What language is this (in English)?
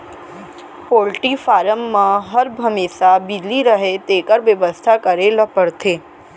Chhattisgarhi